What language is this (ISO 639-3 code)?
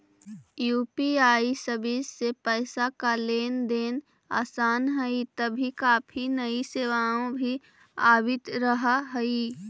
mag